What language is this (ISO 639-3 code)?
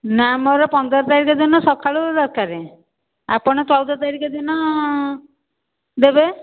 ori